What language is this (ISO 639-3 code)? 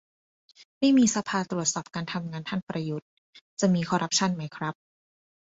tha